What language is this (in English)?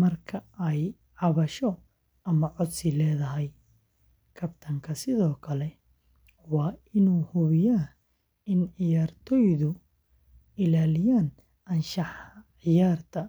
Somali